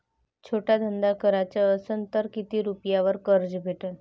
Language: Marathi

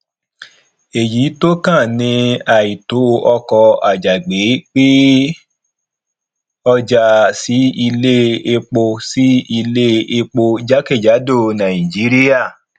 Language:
Yoruba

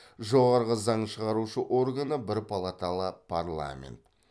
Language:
Kazakh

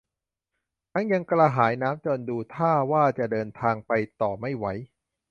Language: Thai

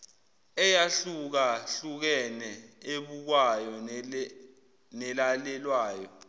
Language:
Zulu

